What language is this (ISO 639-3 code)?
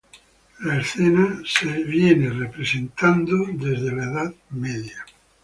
spa